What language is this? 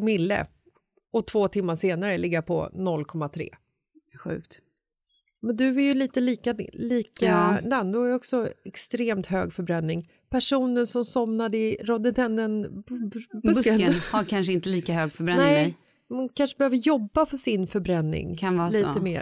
Swedish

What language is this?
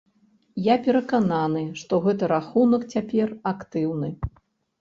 Belarusian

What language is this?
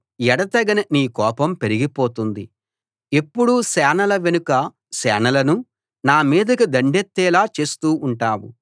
Telugu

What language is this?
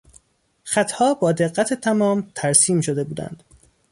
Persian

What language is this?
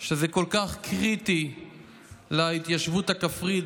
Hebrew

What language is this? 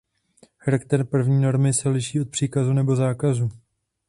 Czech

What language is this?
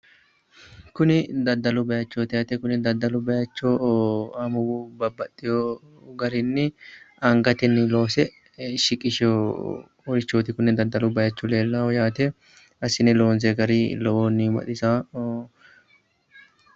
Sidamo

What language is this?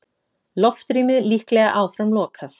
Icelandic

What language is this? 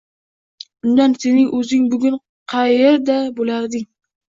Uzbek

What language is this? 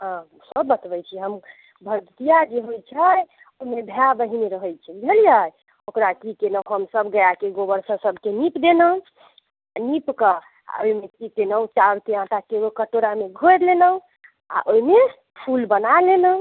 Maithili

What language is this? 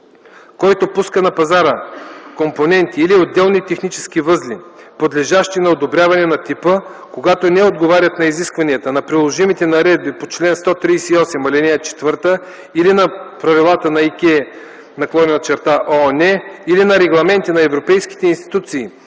Bulgarian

